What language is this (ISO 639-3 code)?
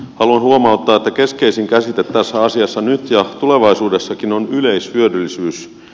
fin